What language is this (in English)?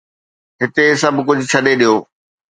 Sindhi